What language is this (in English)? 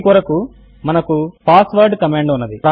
Telugu